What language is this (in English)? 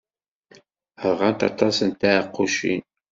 Kabyle